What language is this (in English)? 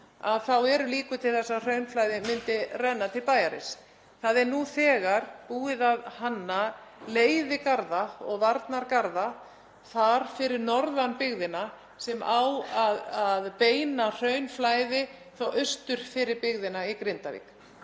Icelandic